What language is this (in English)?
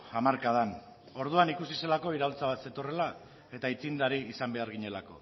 Basque